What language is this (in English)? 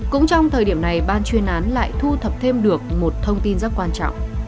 Vietnamese